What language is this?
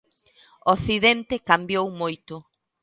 Galician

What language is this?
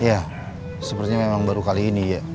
Indonesian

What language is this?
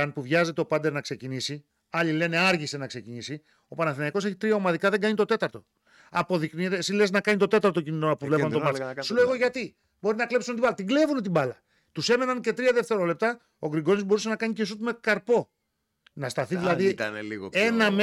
Greek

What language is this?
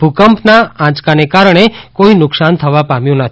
Gujarati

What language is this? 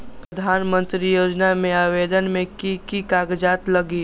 Magahi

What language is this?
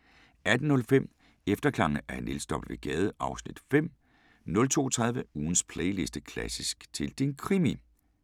Danish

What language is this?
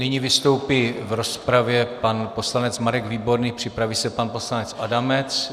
Czech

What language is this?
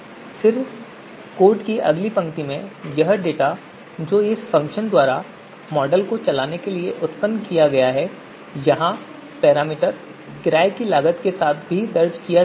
Hindi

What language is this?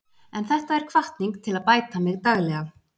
Icelandic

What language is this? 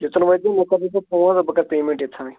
Kashmiri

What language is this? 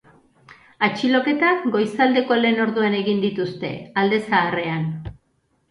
Basque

